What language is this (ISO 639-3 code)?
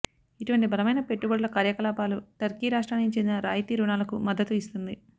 tel